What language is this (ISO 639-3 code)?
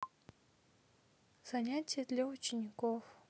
rus